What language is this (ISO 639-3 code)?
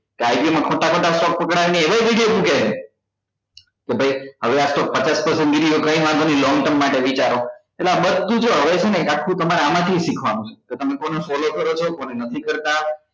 guj